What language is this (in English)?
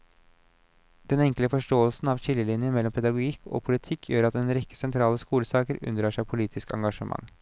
Norwegian